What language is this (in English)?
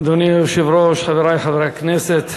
Hebrew